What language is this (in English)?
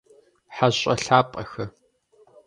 Kabardian